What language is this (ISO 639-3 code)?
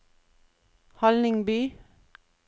nor